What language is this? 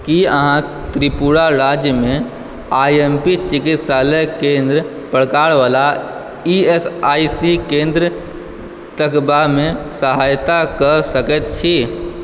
Maithili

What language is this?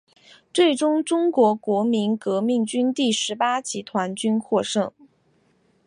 Chinese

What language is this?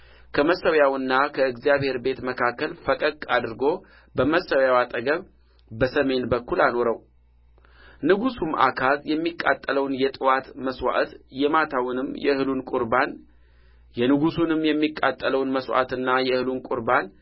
Amharic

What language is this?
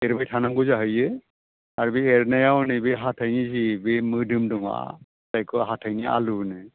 Bodo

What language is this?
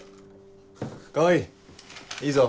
Japanese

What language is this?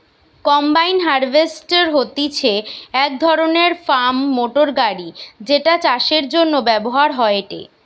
Bangla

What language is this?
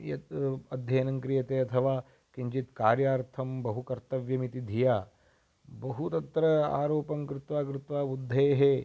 Sanskrit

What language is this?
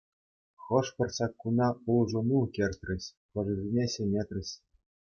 Chuvash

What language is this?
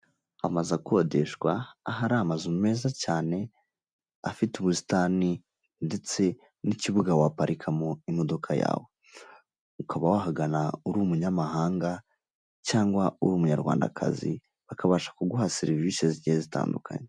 Kinyarwanda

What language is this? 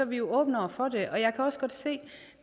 Danish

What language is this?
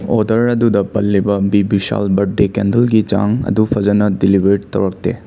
Manipuri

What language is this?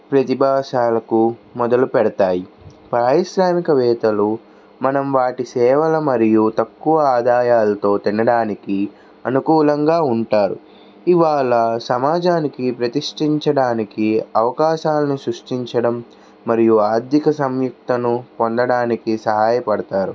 Telugu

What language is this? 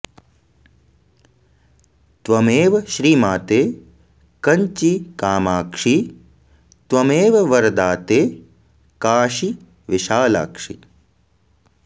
Sanskrit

